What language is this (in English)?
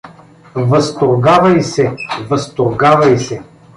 Bulgarian